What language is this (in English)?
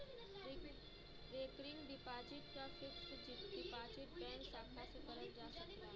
Bhojpuri